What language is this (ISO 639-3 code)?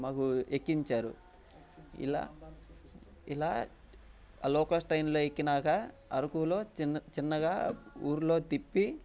tel